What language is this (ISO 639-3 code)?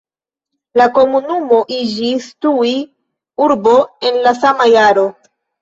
epo